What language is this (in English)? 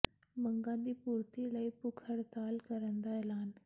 Punjabi